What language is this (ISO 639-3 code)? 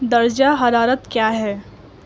urd